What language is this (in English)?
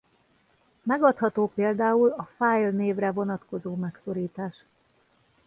Hungarian